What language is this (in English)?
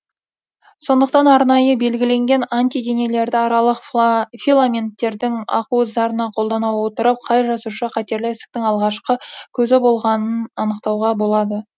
Kazakh